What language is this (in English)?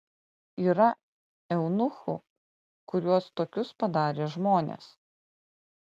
Lithuanian